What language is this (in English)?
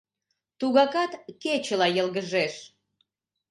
Mari